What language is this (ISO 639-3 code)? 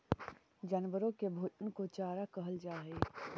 mag